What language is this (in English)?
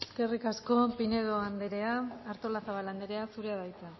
Basque